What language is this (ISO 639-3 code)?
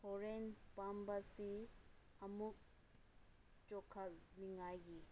mni